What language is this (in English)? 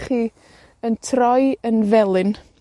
Welsh